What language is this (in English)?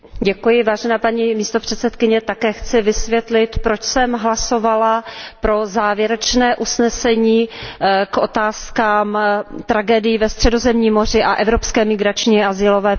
Czech